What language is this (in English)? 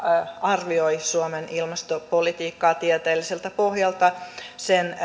Finnish